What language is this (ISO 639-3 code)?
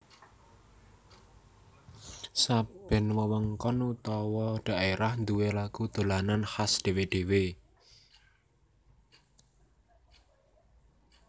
jav